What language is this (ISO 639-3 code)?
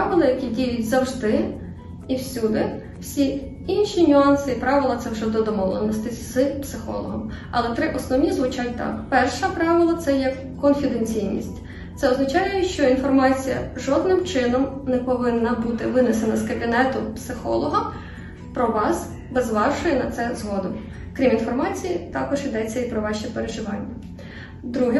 ukr